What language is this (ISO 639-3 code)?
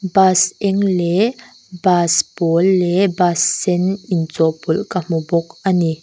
lus